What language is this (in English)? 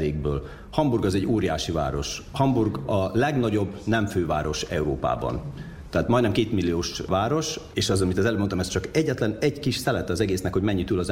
Hungarian